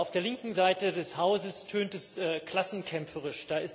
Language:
German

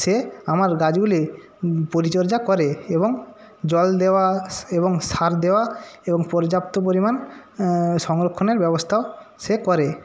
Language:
Bangla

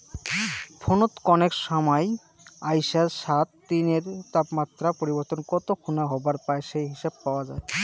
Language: Bangla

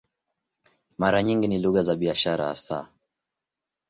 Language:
Swahili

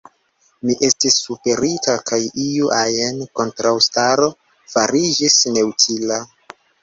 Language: Esperanto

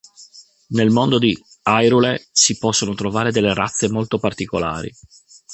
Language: Italian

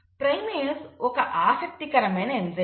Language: Telugu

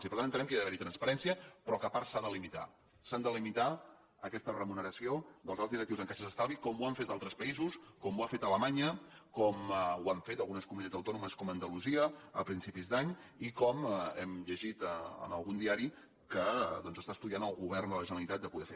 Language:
Catalan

